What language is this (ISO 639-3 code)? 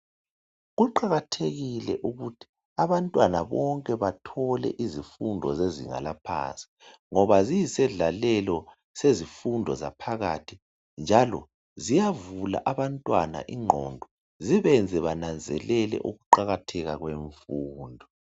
nde